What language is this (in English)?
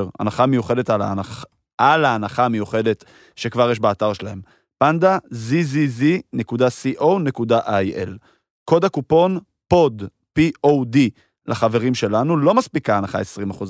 Hebrew